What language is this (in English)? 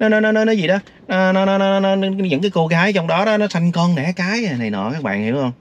Vietnamese